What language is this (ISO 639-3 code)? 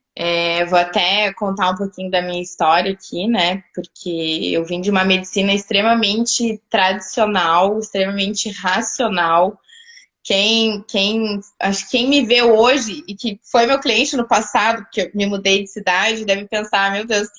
por